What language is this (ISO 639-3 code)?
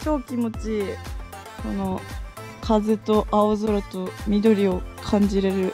jpn